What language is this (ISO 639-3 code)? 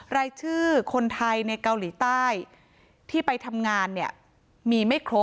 tha